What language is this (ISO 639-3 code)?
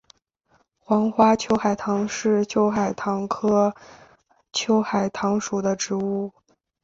zho